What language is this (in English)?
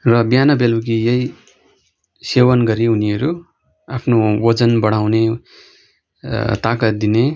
Nepali